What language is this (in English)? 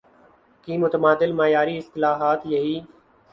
Urdu